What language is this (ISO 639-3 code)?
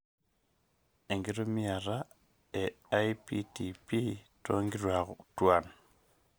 mas